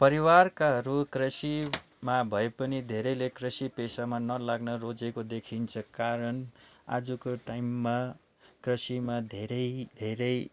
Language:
Nepali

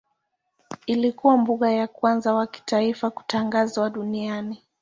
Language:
Swahili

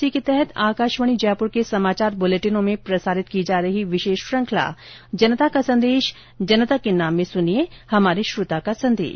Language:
Hindi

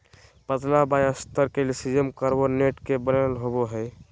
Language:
Magahi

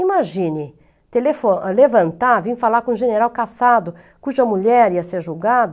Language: Portuguese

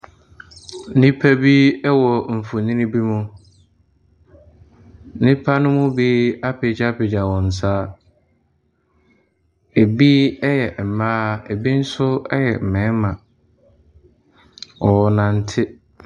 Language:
Akan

